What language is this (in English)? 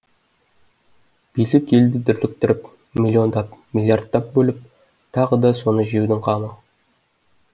Kazakh